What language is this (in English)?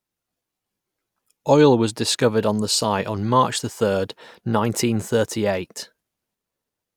English